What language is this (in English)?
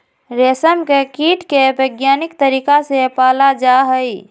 Magahi